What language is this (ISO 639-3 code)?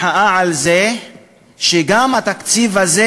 heb